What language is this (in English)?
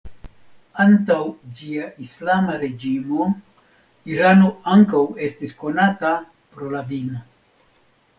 Esperanto